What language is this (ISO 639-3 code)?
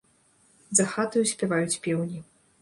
bel